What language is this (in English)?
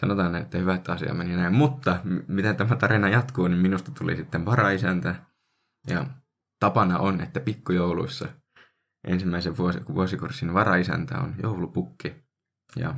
Finnish